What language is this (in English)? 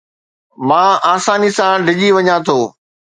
Sindhi